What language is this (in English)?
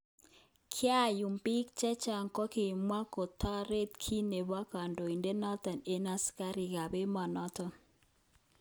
Kalenjin